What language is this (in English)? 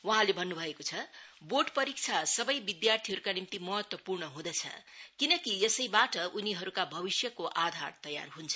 Nepali